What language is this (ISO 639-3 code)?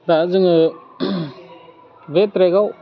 brx